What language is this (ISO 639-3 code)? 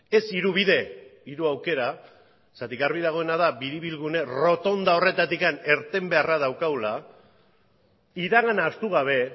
eus